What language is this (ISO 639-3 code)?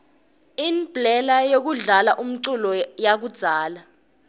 ssw